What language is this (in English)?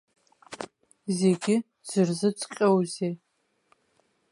Abkhazian